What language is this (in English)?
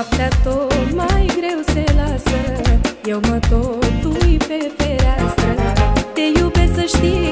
Romanian